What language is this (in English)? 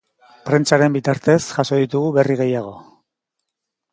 Basque